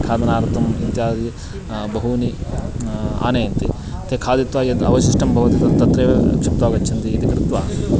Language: Sanskrit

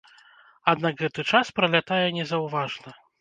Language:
Belarusian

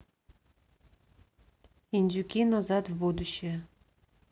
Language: Russian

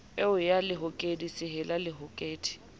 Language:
Southern Sotho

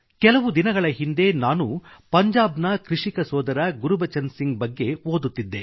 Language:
Kannada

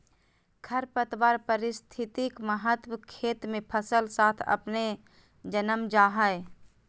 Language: Magahi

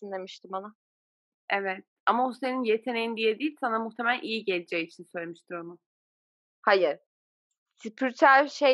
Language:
Turkish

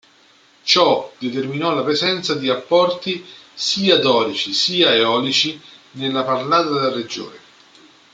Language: Italian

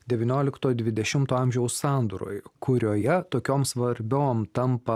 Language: Lithuanian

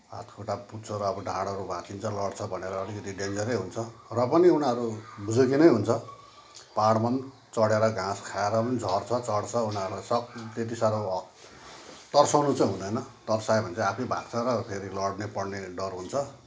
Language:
Nepali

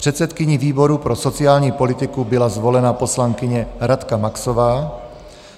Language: Czech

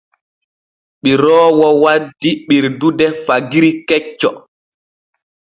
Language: Borgu Fulfulde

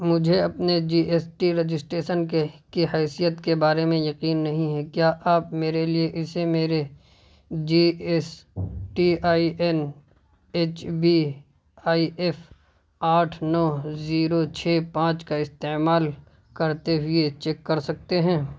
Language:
Urdu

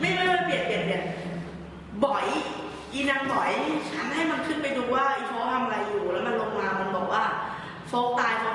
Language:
Thai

